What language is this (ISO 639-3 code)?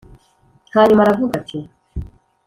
kin